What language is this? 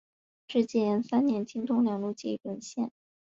Chinese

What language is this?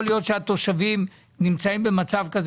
Hebrew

